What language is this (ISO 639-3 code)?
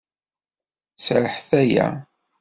kab